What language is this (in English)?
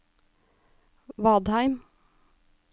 Norwegian